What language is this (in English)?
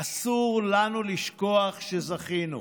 Hebrew